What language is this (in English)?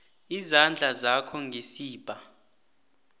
South Ndebele